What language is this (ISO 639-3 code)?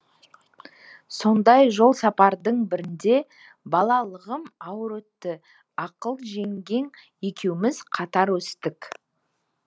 kaz